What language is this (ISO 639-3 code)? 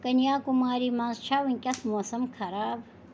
kas